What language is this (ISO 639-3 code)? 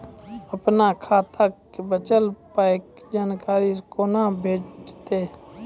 mai